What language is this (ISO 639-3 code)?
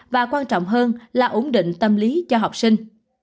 vie